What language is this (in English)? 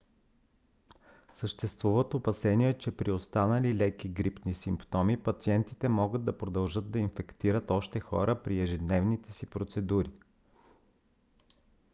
Bulgarian